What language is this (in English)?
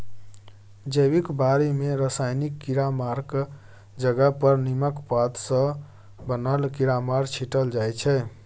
Maithili